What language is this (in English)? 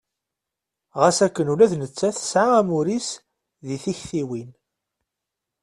Kabyle